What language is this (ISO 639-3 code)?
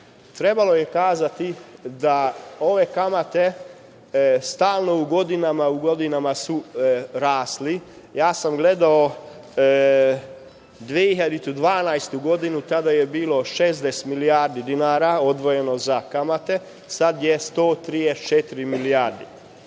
srp